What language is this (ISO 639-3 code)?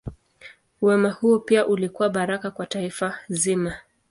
swa